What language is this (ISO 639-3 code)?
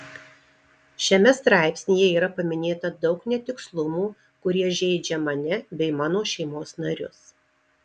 lit